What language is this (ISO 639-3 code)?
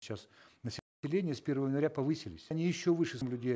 kaz